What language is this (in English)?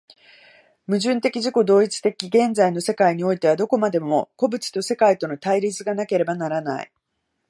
Japanese